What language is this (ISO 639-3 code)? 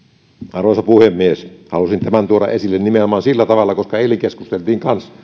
fin